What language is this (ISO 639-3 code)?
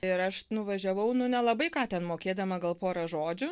lit